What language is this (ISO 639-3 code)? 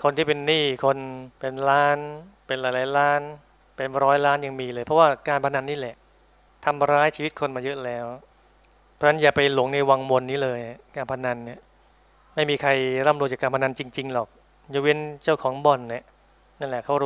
tha